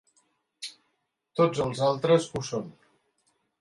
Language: Catalan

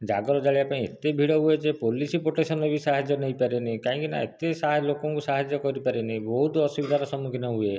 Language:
Odia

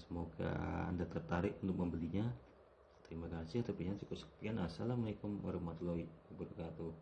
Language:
Indonesian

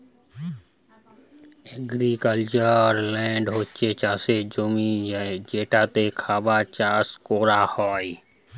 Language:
Bangla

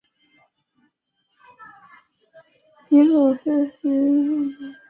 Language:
Chinese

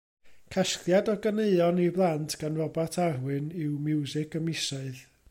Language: Welsh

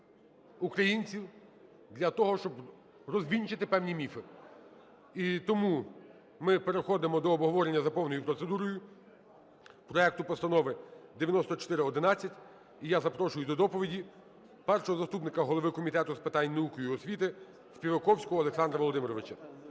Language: Ukrainian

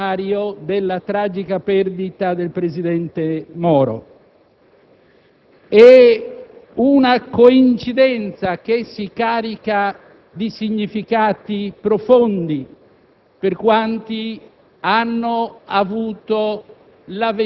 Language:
Italian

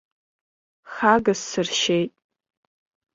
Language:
Abkhazian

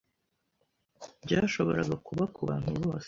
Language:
Kinyarwanda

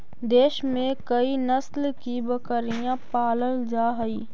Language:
Magahi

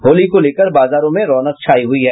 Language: Hindi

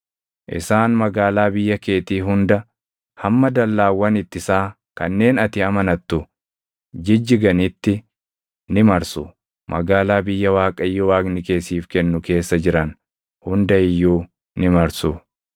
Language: Oromo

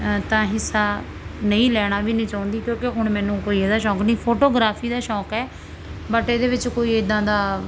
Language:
Punjabi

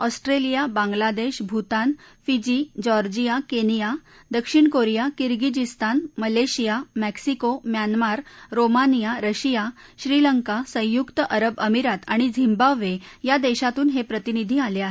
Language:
Marathi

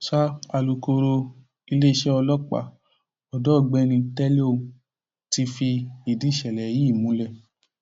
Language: Yoruba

